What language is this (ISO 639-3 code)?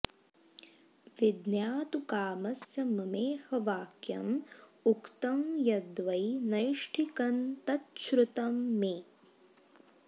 san